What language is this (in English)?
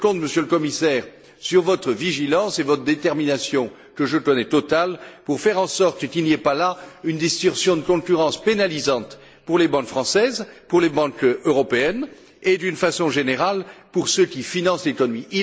French